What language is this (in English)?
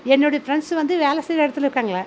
Tamil